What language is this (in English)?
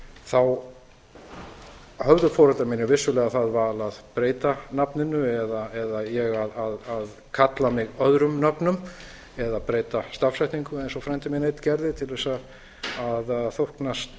Icelandic